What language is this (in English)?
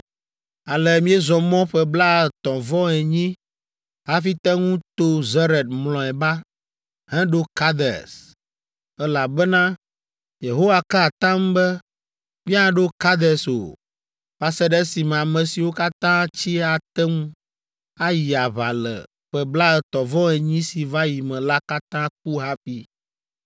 Ewe